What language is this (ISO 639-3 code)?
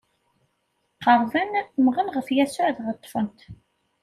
kab